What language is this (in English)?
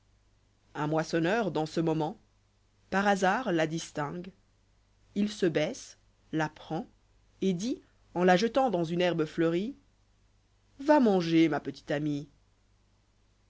French